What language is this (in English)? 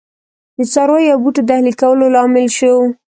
Pashto